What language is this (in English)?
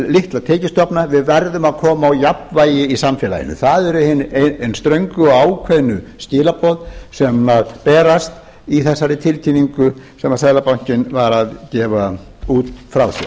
Icelandic